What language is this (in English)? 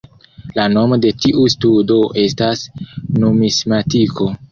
Esperanto